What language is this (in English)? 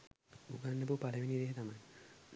Sinhala